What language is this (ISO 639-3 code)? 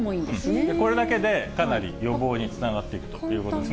jpn